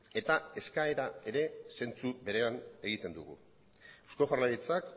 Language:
Basque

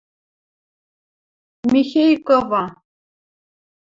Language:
Western Mari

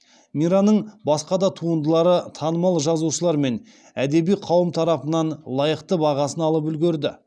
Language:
Kazakh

